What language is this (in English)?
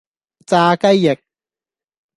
Cantonese